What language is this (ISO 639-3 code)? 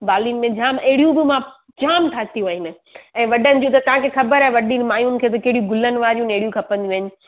snd